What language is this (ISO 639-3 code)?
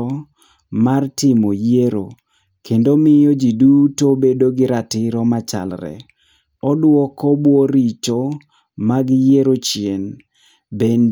luo